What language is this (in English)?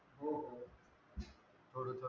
Marathi